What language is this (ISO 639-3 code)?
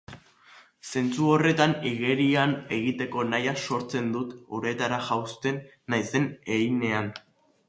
eus